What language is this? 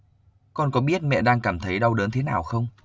Vietnamese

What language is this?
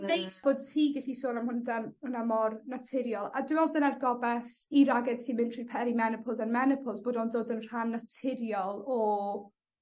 Welsh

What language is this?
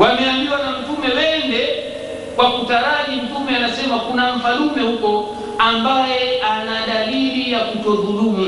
Swahili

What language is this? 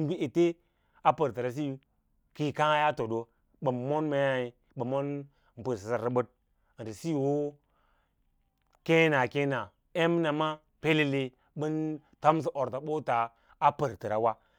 Lala-Roba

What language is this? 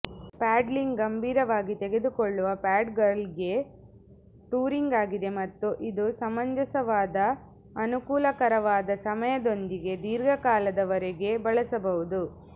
Kannada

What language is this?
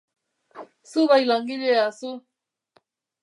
Basque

